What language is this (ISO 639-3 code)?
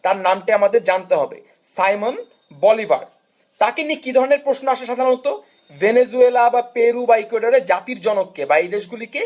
ben